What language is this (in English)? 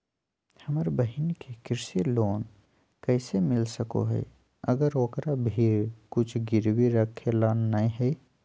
Magahi